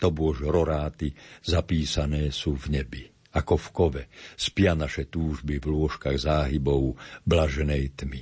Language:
Slovak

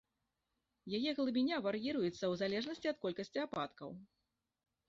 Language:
Belarusian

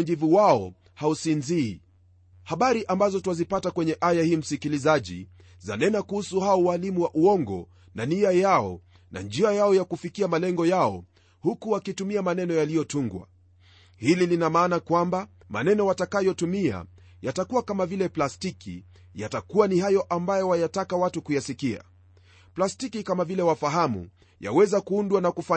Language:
Swahili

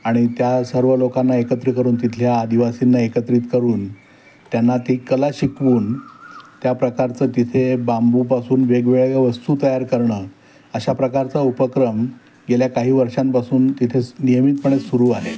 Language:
Marathi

